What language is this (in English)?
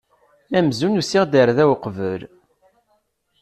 Kabyle